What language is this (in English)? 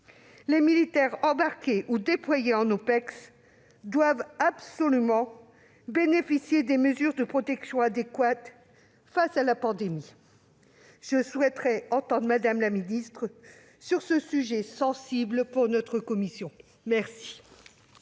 French